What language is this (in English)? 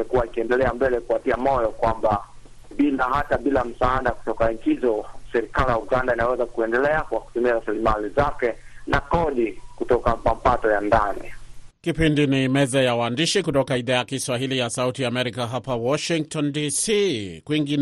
Swahili